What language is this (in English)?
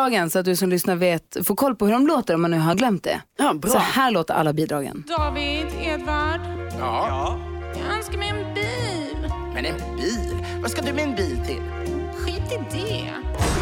Swedish